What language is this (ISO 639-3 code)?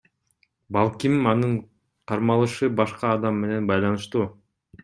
kir